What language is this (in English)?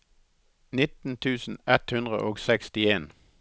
Norwegian